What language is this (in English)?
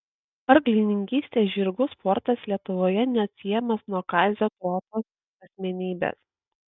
Lithuanian